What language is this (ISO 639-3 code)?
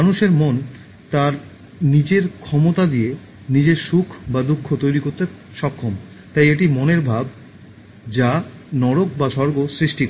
ben